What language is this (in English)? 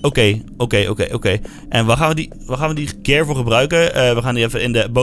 Dutch